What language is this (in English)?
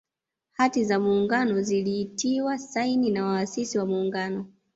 Swahili